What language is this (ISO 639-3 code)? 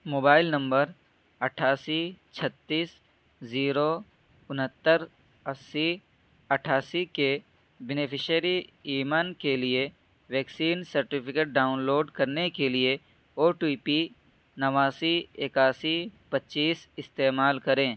urd